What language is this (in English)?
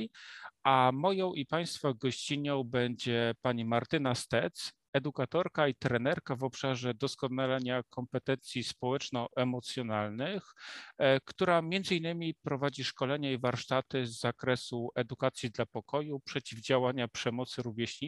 Polish